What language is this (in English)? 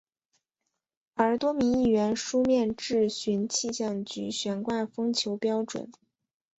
Chinese